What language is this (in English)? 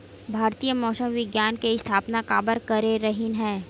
Chhattisgarhi